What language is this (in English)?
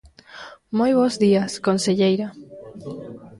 Galician